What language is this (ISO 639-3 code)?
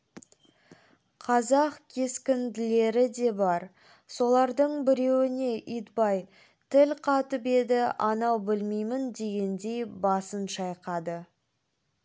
kaz